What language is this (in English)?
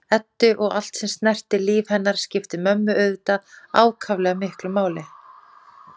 Icelandic